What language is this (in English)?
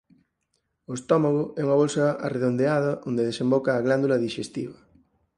Galician